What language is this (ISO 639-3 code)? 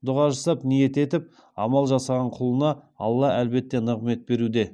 kaz